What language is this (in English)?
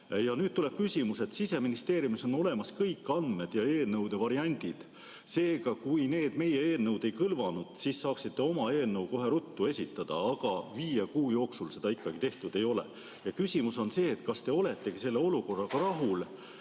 Estonian